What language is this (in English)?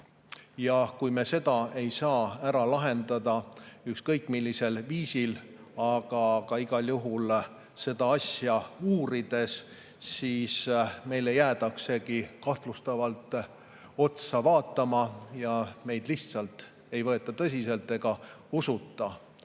Estonian